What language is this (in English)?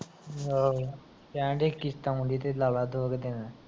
Punjabi